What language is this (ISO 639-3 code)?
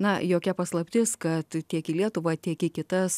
lit